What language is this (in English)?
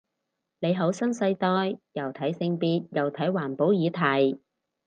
Cantonese